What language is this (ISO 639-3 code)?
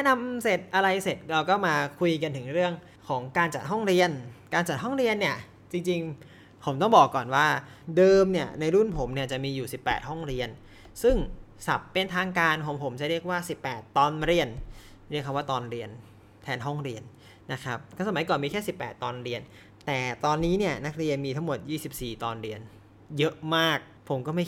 tha